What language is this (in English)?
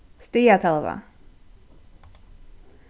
Faroese